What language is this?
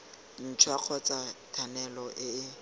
Tswana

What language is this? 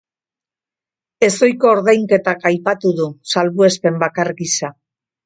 Basque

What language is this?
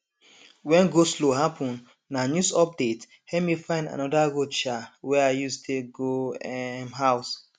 Nigerian Pidgin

